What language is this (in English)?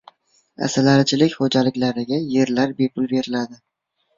Uzbek